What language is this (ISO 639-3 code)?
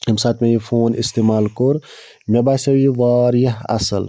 kas